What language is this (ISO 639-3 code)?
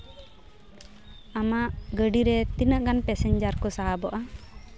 sat